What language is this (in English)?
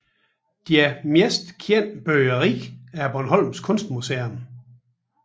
Danish